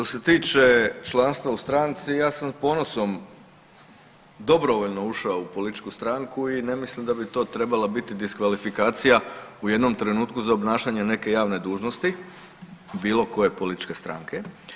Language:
Croatian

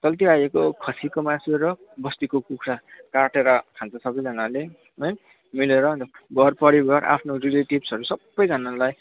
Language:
Nepali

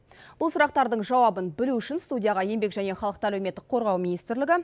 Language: Kazakh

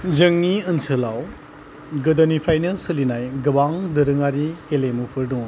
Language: Bodo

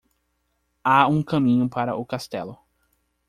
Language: Portuguese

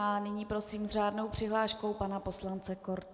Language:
Czech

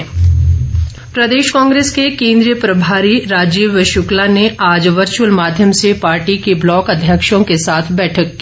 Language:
Hindi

